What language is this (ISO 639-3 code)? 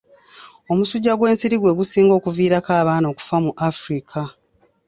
lug